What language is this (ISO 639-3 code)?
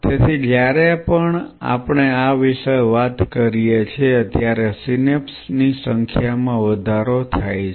guj